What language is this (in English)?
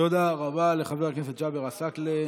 Hebrew